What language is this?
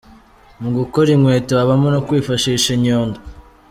Kinyarwanda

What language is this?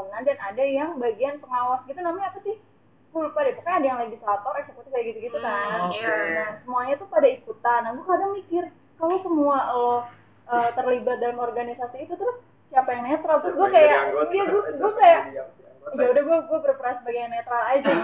Indonesian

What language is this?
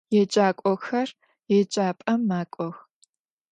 Adyghe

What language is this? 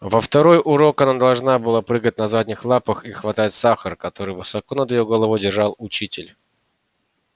Russian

